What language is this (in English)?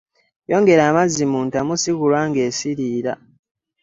Ganda